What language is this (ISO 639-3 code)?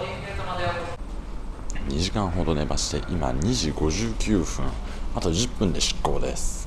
jpn